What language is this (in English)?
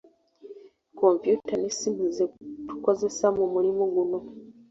Ganda